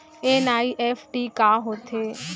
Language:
Chhattisgarhi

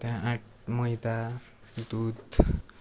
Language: Nepali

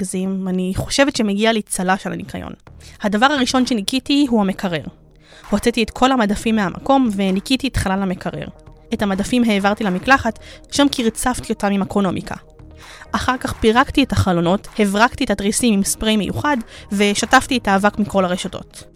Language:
Hebrew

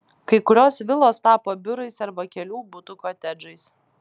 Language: Lithuanian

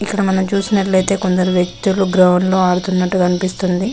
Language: Telugu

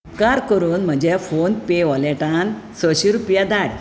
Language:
Konkani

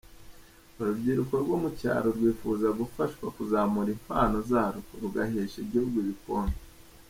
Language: Kinyarwanda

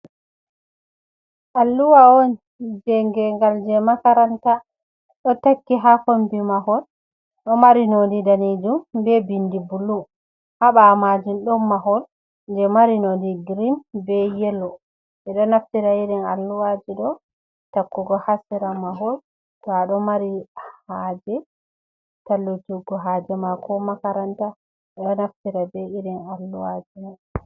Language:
Fula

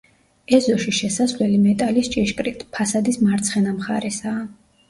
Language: Georgian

